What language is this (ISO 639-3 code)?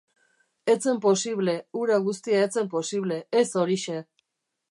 eus